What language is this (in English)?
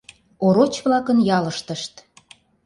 Mari